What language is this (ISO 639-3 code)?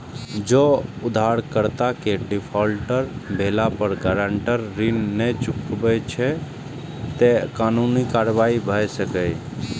mai